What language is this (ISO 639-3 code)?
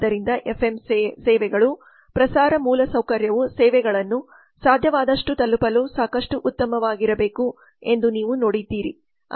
kan